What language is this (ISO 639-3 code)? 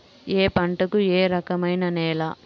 tel